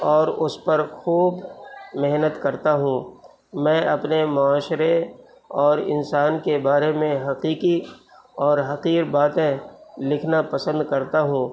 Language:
Urdu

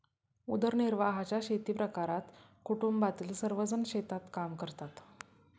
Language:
Marathi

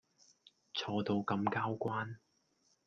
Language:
Cantonese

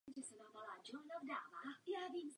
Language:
Czech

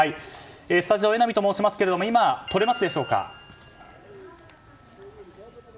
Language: Japanese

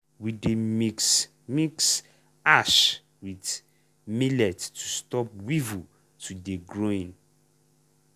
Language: Nigerian Pidgin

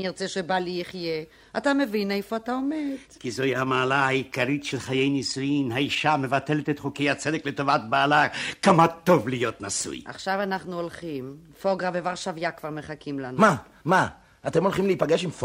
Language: Hebrew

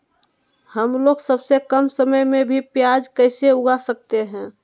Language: Magahi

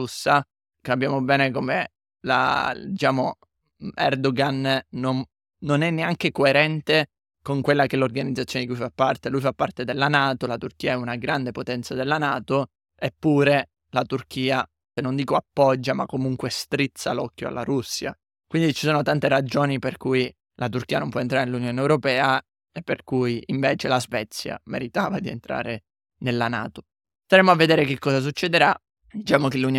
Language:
Italian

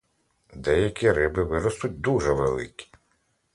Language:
Ukrainian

